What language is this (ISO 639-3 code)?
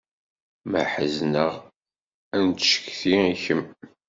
kab